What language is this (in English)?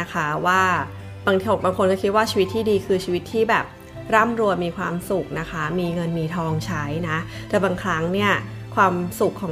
Thai